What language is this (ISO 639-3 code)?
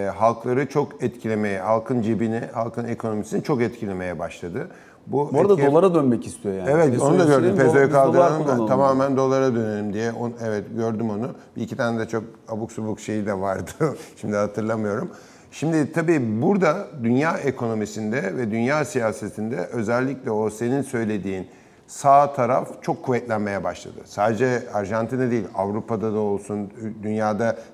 tur